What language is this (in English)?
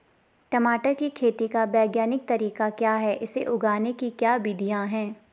Hindi